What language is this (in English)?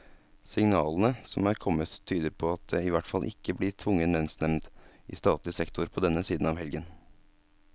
Norwegian